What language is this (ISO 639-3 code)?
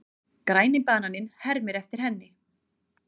isl